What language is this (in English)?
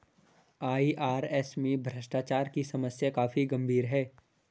Hindi